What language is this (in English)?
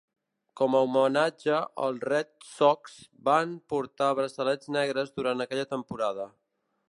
Catalan